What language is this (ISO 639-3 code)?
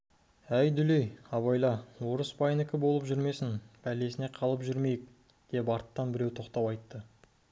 kaz